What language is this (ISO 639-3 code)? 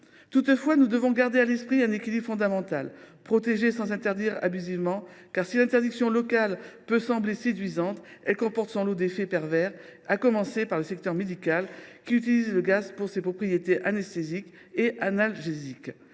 fra